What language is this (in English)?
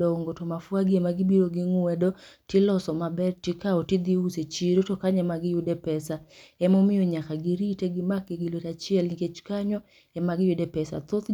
Luo (Kenya and Tanzania)